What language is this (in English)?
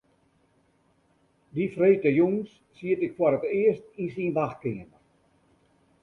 Western Frisian